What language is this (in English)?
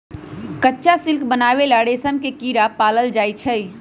Magahi